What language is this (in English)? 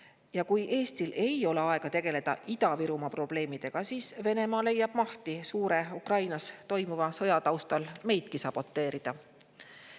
Estonian